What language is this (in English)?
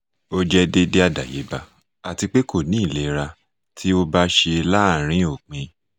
Yoruba